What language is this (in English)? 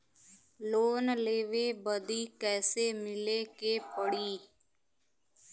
Bhojpuri